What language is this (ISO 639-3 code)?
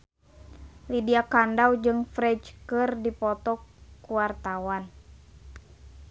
sun